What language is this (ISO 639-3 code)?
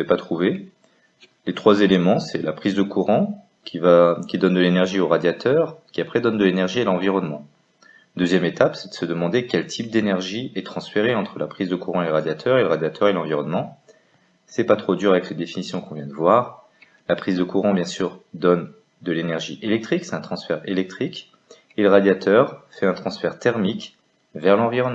fra